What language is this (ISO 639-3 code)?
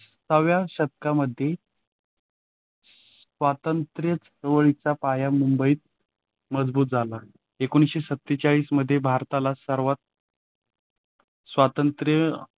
mar